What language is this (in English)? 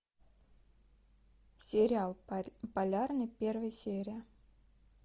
Russian